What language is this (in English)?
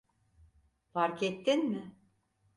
Turkish